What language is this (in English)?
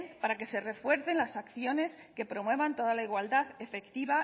Spanish